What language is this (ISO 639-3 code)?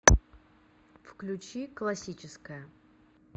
rus